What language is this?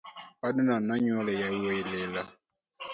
Luo (Kenya and Tanzania)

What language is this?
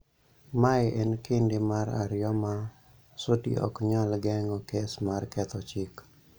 Luo (Kenya and Tanzania)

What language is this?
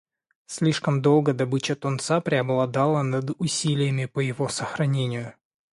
Russian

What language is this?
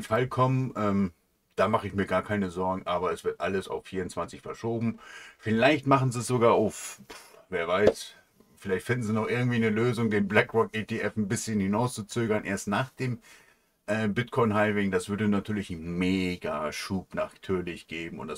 German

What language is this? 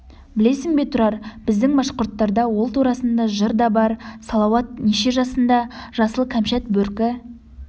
Kazakh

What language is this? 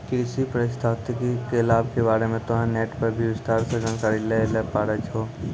Maithili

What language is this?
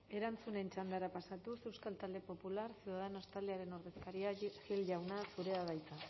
Basque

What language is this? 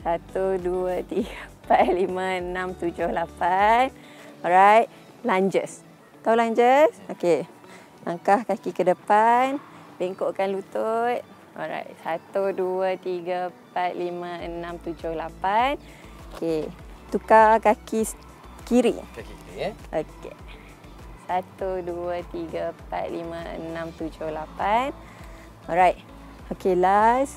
Malay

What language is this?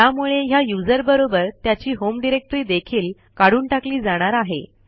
Marathi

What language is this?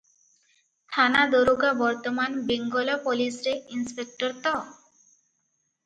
Odia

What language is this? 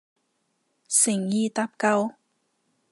Cantonese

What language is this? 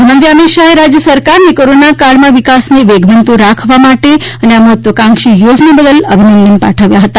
Gujarati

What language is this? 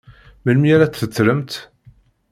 Kabyle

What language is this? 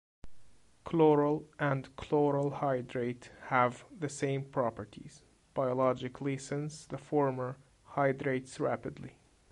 English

